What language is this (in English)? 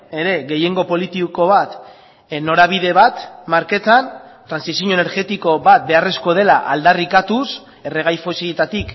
Basque